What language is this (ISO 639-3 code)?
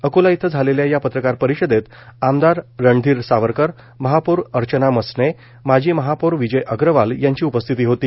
mar